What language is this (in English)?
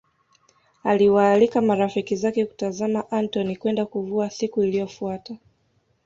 Swahili